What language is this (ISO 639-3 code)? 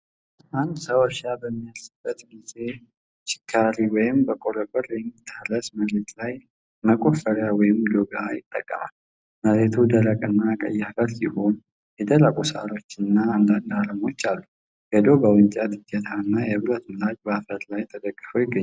amh